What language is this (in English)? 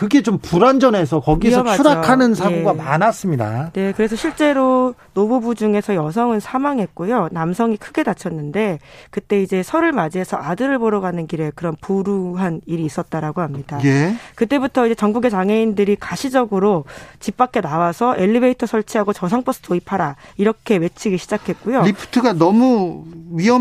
Korean